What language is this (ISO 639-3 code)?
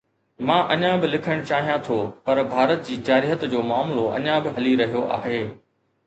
snd